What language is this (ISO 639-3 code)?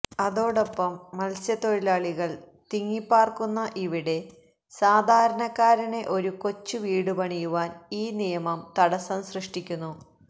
mal